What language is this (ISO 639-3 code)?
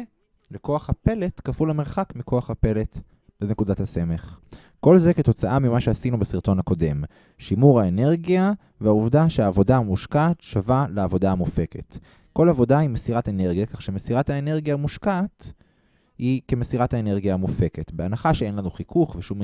heb